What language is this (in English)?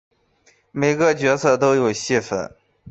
Chinese